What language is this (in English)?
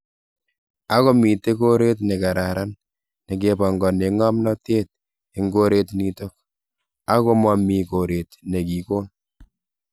Kalenjin